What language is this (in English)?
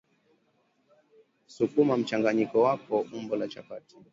Swahili